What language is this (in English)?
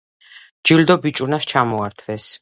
Georgian